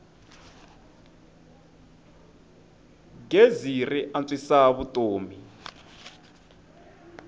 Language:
Tsonga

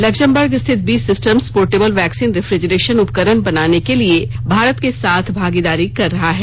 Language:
Hindi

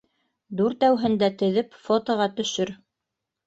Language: Bashkir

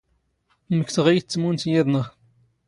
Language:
Standard Moroccan Tamazight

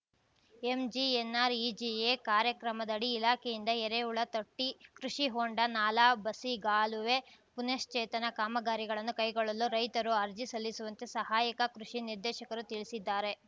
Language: Kannada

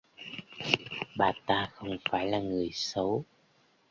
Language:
Vietnamese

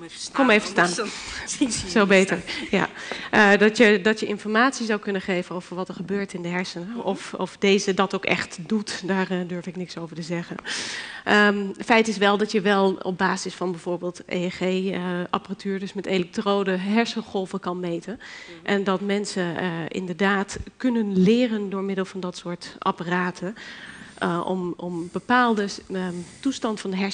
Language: Dutch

